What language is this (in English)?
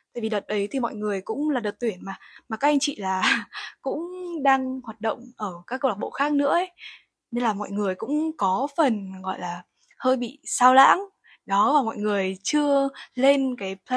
Vietnamese